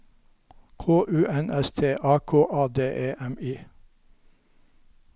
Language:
Norwegian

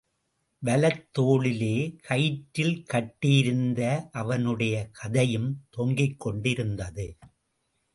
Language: Tamil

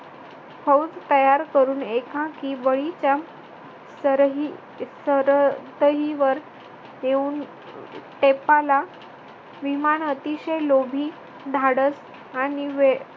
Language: Marathi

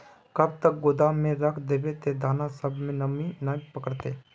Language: Magahi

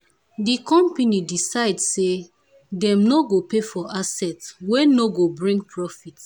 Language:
Nigerian Pidgin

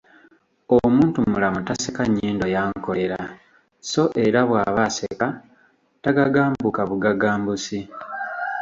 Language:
Ganda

